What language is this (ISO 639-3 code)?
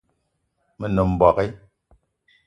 eto